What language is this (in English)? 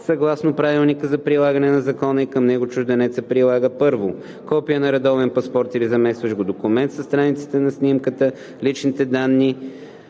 Bulgarian